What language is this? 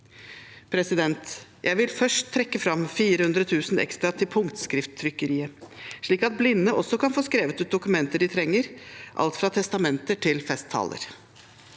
Norwegian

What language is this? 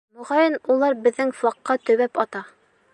Bashkir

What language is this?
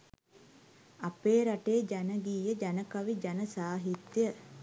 Sinhala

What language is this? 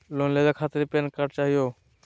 Magahi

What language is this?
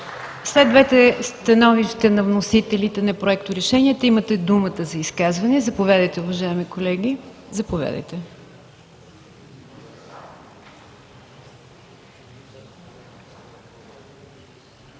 Bulgarian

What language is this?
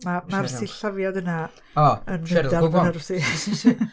Welsh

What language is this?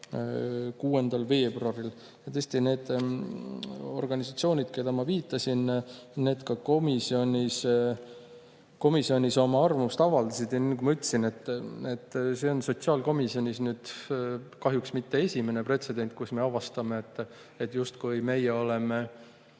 Estonian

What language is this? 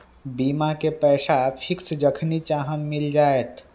Magahi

